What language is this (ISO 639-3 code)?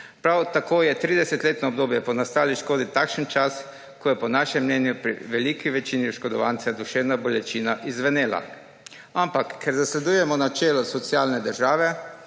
slv